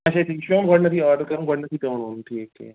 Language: Kashmiri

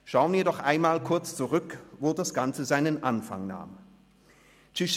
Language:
Swiss German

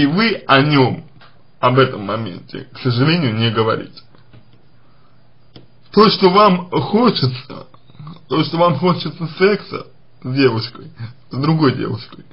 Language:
Russian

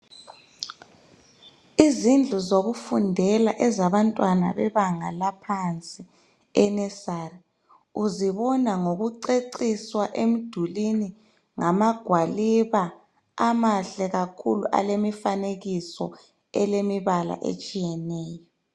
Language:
North Ndebele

